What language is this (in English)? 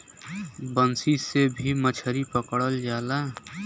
Bhojpuri